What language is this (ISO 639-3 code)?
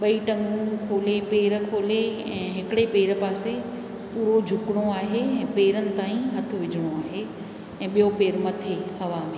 snd